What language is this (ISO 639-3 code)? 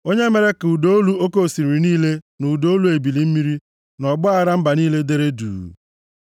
ibo